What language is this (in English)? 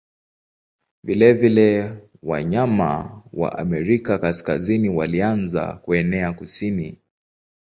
Swahili